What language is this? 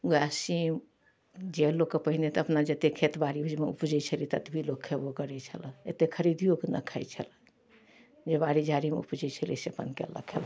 Maithili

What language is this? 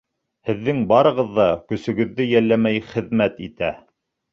Bashkir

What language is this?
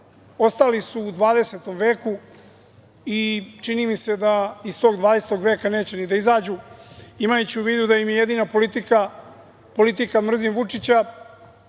Serbian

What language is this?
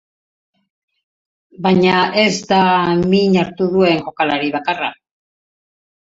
Basque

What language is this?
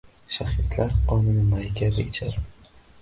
Uzbek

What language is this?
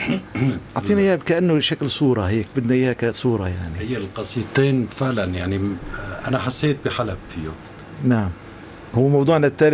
Arabic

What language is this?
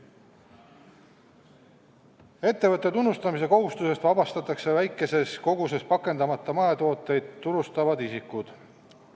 Estonian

